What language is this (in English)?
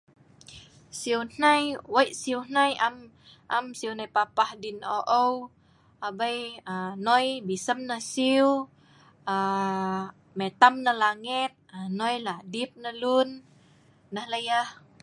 Sa'ban